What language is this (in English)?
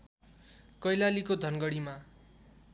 Nepali